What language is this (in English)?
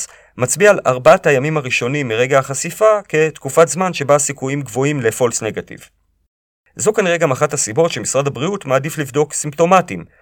Hebrew